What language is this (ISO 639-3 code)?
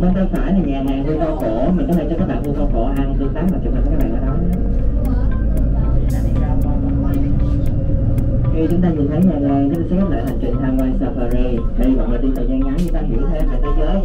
vie